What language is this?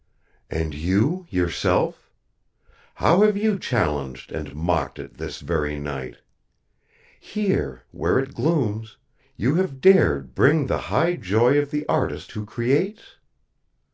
English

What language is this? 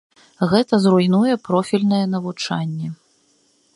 Belarusian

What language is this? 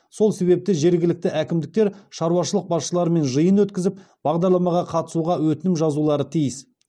Kazakh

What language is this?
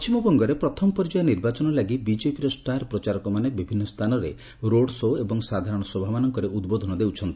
Odia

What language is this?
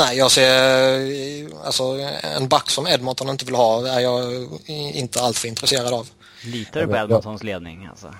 Swedish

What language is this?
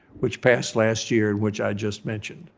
English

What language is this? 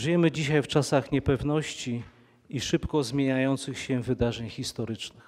Polish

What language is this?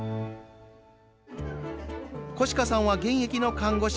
Japanese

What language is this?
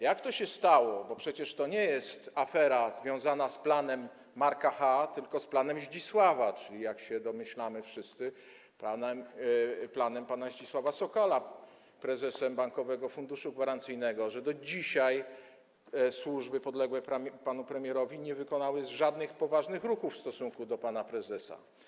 Polish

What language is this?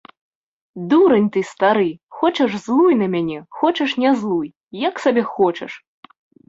Belarusian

